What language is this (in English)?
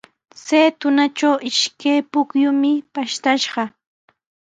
Sihuas Ancash Quechua